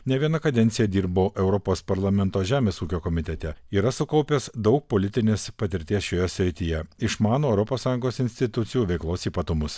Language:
Lithuanian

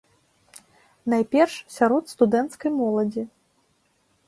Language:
Belarusian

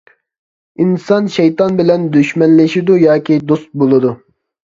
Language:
Uyghur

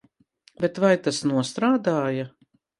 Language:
Latvian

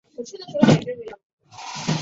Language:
Chinese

